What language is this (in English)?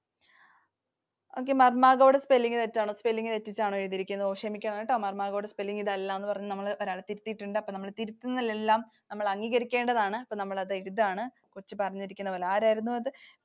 Malayalam